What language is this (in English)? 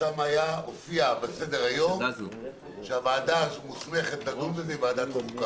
Hebrew